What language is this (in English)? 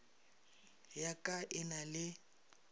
Northern Sotho